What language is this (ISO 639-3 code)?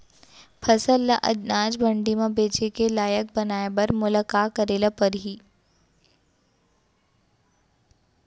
hne